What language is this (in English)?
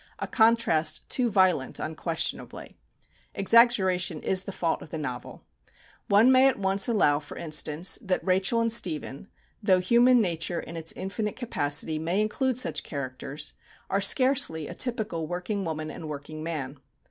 English